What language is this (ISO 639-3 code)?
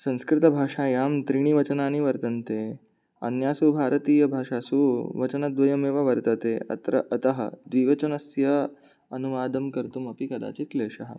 san